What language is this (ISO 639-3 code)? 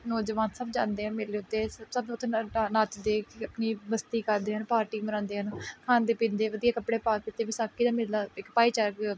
pan